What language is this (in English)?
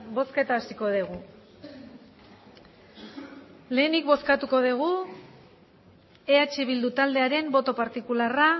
Basque